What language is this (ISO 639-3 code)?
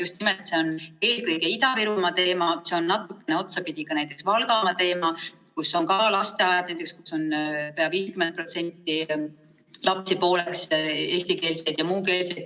est